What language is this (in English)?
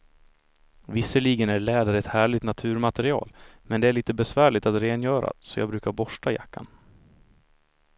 Swedish